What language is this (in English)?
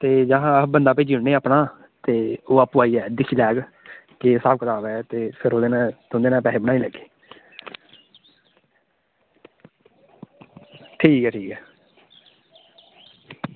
Dogri